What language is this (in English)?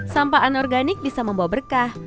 Indonesian